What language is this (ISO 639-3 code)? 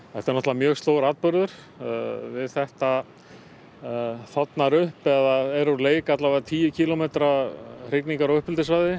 isl